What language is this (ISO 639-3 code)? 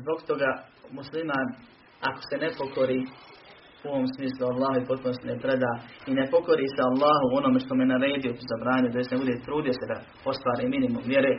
hrv